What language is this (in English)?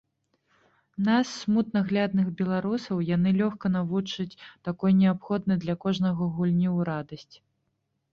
Belarusian